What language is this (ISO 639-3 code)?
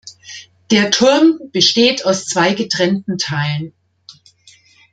deu